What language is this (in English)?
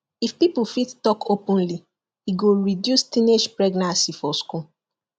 Nigerian Pidgin